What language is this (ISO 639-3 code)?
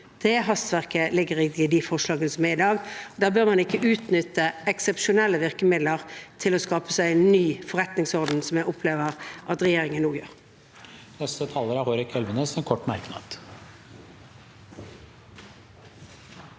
nor